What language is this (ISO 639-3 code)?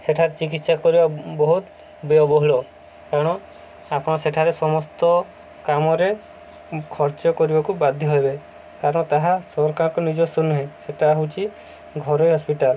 ori